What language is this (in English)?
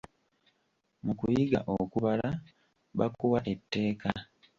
Ganda